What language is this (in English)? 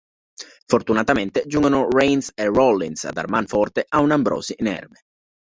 Italian